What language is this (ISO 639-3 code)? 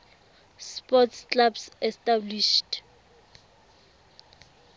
tsn